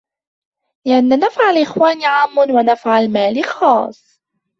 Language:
Arabic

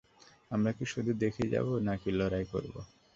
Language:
Bangla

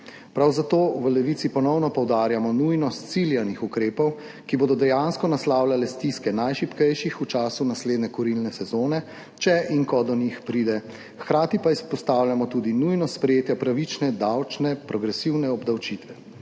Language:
Slovenian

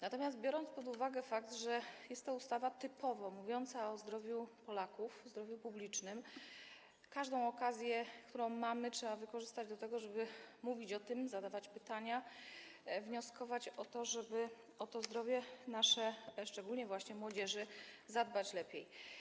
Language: Polish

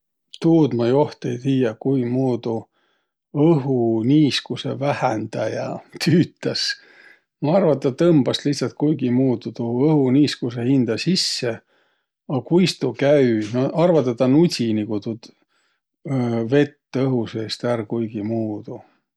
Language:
Võro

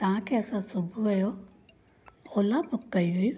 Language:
Sindhi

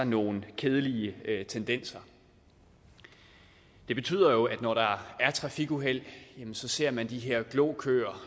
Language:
Danish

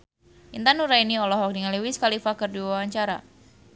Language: Sundanese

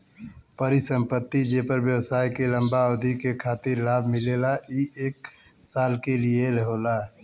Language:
Bhojpuri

